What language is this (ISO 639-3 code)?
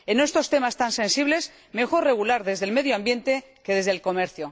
spa